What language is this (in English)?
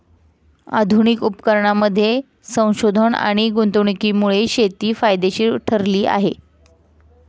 Marathi